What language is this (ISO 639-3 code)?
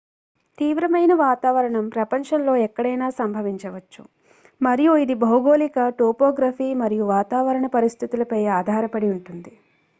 tel